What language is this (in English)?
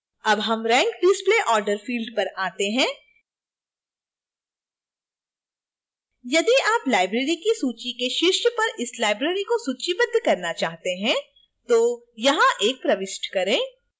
Hindi